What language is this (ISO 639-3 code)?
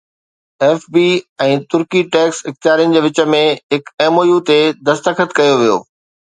snd